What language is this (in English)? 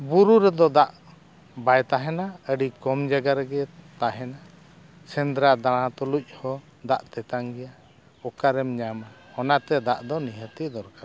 Santali